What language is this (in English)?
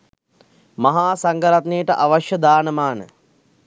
Sinhala